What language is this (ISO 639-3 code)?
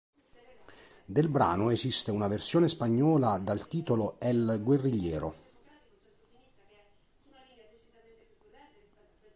ita